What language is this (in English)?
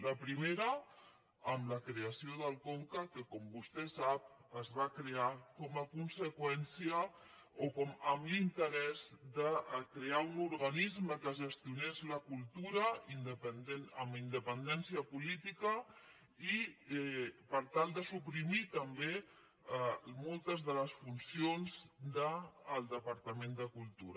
Catalan